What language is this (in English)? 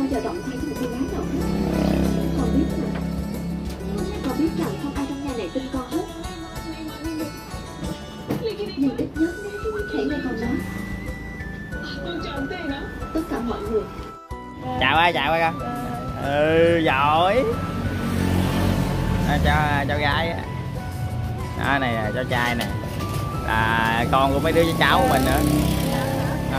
Vietnamese